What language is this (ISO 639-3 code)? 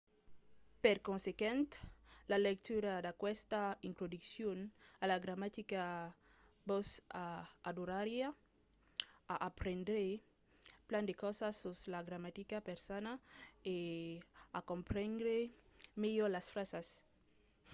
oci